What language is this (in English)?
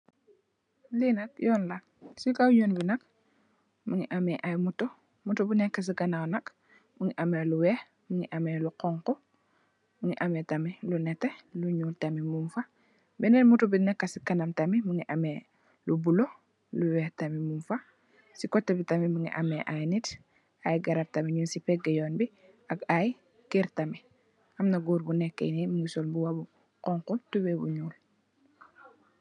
Wolof